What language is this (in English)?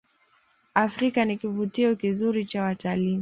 Swahili